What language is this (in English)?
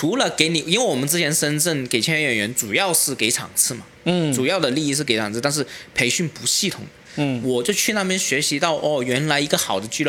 Chinese